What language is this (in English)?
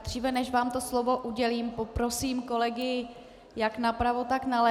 Czech